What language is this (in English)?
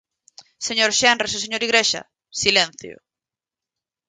Galician